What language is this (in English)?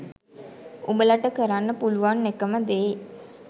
Sinhala